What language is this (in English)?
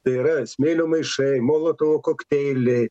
Lithuanian